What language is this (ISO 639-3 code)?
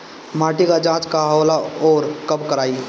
bho